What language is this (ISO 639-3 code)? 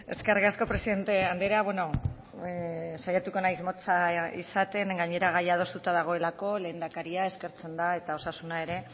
eus